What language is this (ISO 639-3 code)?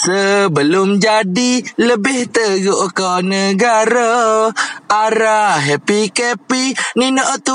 msa